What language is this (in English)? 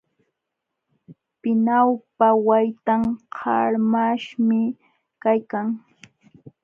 Jauja Wanca Quechua